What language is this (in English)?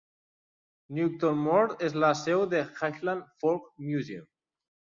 Catalan